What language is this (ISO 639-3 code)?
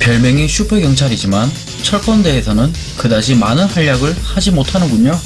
kor